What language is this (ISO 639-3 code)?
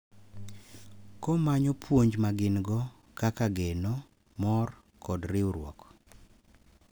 luo